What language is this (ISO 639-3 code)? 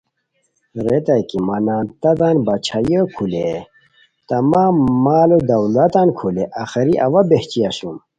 khw